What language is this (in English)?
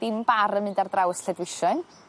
Welsh